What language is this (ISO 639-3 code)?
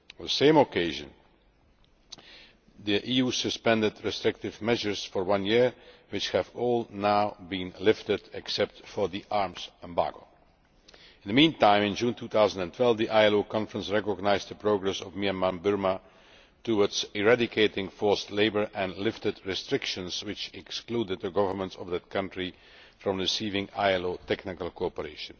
eng